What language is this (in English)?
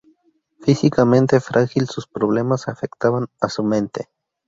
Spanish